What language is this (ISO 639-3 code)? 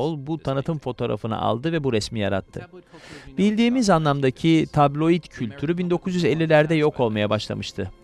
tur